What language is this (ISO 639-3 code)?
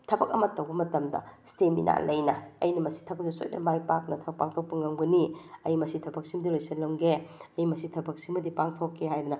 mni